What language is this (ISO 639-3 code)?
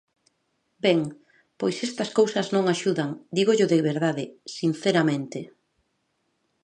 glg